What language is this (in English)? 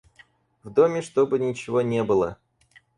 Russian